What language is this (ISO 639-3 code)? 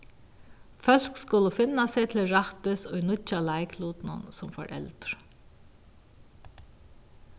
fao